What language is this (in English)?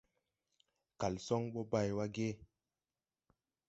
Tupuri